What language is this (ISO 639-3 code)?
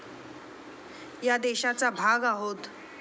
mar